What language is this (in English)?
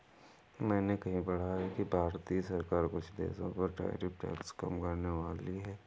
Hindi